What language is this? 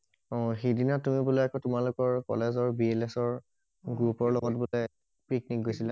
Assamese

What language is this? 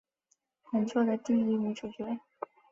Chinese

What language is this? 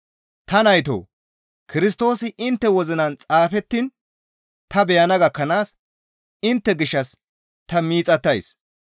Gamo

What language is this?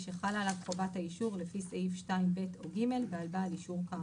Hebrew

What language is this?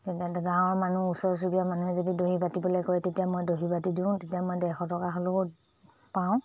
Assamese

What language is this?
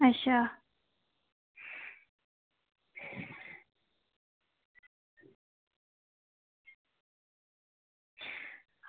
Dogri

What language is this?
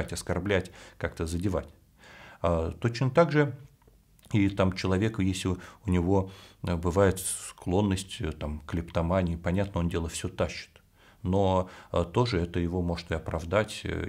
Russian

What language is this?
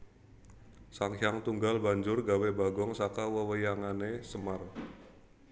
Javanese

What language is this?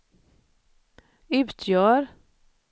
Swedish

